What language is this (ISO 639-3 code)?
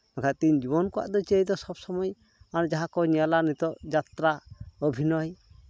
sat